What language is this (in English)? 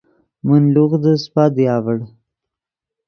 Yidgha